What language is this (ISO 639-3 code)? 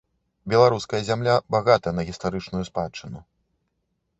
bel